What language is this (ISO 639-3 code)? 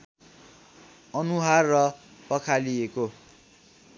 nep